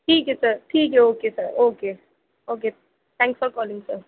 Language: Urdu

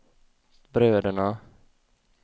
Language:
Swedish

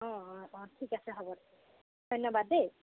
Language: Assamese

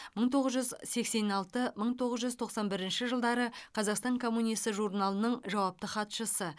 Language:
Kazakh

